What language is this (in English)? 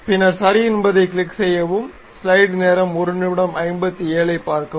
Tamil